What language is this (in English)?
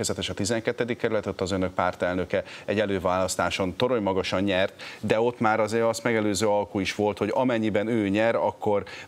Hungarian